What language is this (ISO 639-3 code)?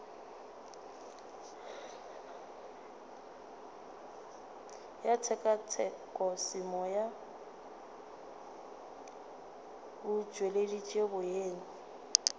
nso